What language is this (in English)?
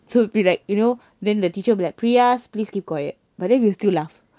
English